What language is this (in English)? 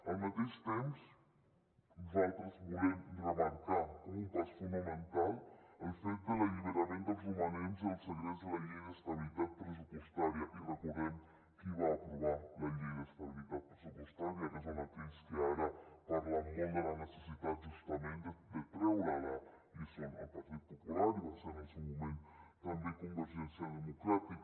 Catalan